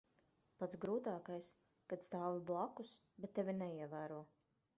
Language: Latvian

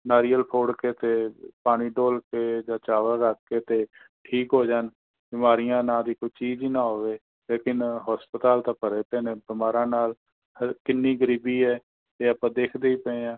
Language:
Punjabi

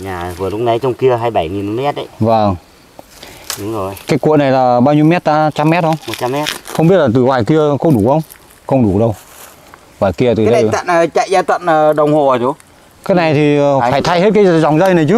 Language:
Vietnamese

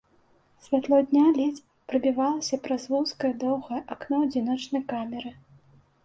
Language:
Belarusian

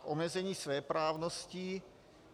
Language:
Czech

